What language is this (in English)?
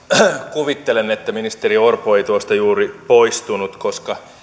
Finnish